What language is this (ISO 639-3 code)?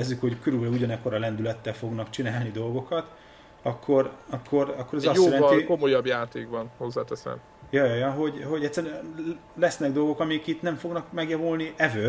hun